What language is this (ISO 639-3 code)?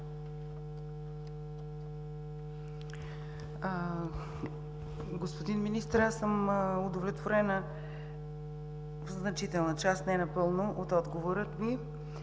bul